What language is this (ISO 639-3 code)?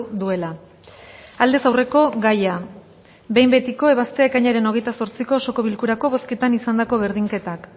eus